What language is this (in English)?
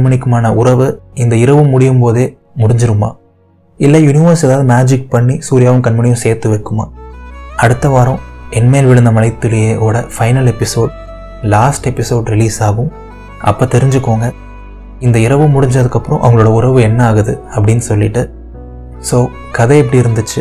Tamil